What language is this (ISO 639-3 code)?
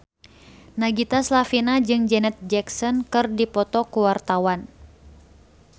sun